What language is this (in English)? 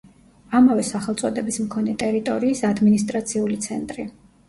Georgian